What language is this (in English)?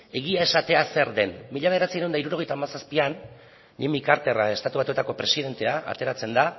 Basque